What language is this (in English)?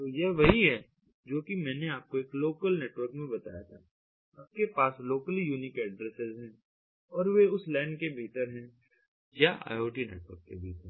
Hindi